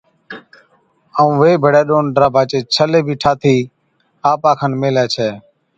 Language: Od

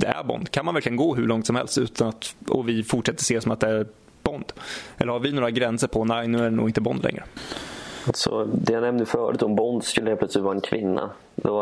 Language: Swedish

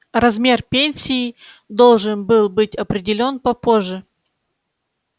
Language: Russian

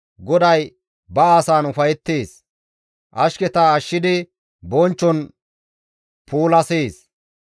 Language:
Gamo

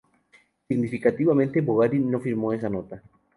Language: Spanish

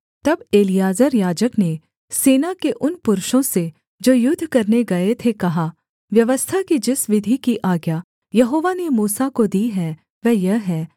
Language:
Hindi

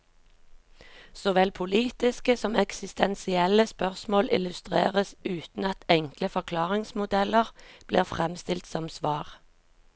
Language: Norwegian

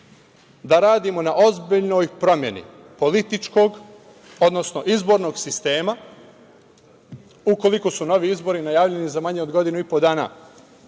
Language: Serbian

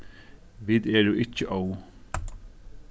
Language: Faroese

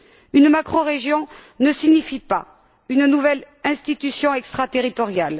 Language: French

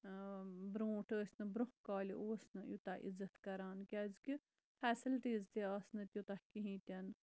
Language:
Kashmiri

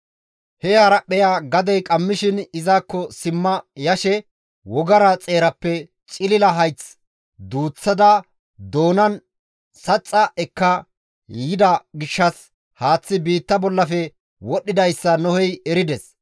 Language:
Gamo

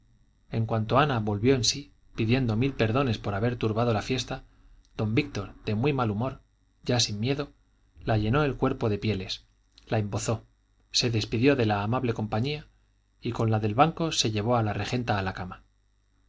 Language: Spanish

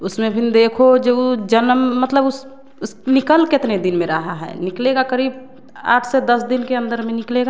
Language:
Hindi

